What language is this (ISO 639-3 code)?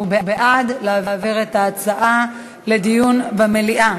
heb